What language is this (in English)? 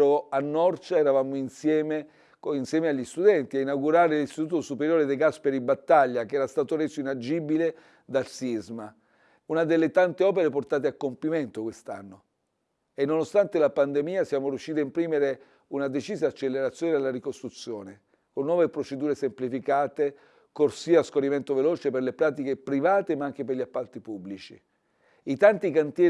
Italian